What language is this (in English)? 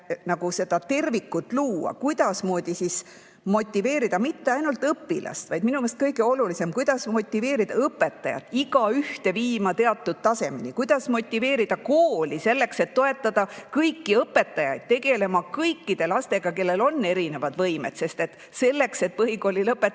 Estonian